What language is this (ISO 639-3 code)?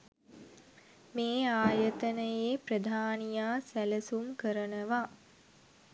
sin